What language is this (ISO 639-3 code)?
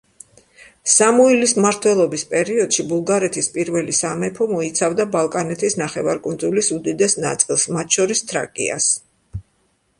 kat